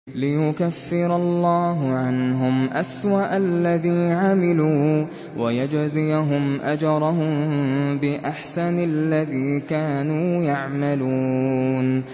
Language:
Arabic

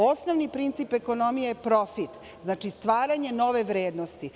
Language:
Serbian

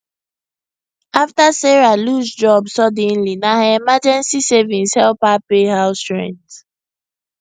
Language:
Nigerian Pidgin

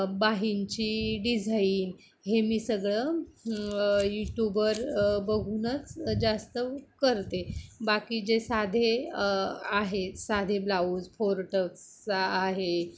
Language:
Marathi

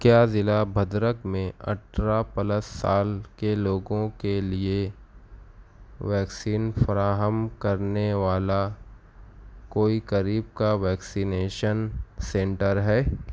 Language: Urdu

